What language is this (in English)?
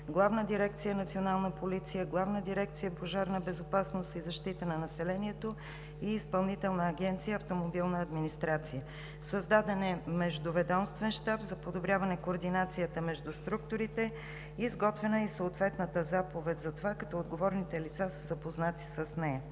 Bulgarian